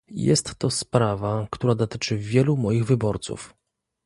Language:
Polish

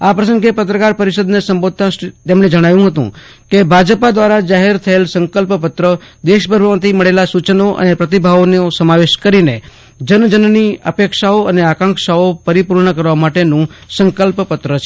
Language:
Gujarati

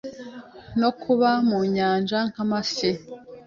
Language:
Kinyarwanda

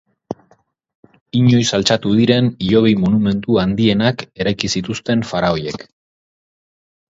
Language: Basque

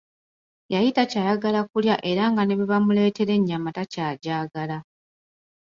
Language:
Ganda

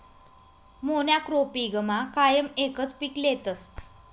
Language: Marathi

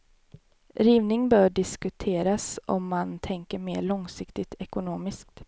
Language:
Swedish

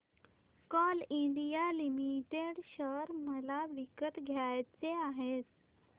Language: Marathi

